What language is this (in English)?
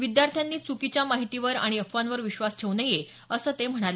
Marathi